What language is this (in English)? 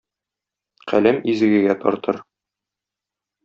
Tatar